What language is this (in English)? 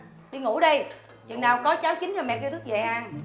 Vietnamese